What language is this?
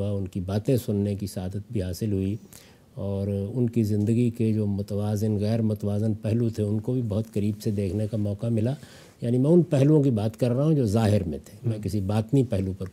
Urdu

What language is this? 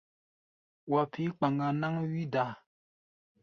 Gbaya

